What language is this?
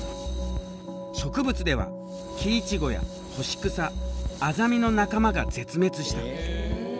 Japanese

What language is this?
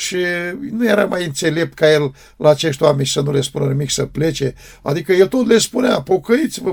Romanian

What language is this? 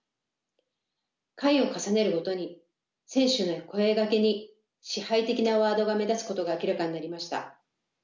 Japanese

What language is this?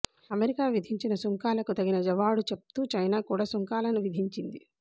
Telugu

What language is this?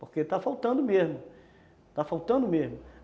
Portuguese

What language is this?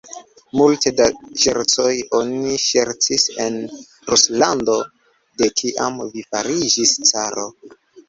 Esperanto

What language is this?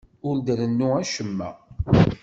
Kabyle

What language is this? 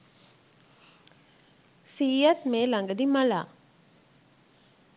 Sinhala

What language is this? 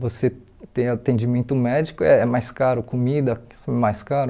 Portuguese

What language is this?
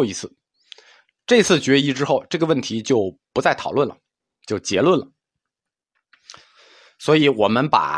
Chinese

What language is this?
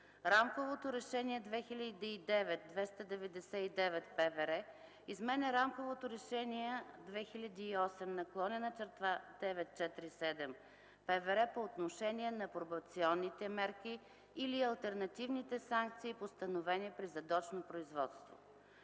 Bulgarian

